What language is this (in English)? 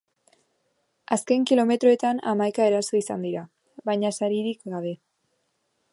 Basque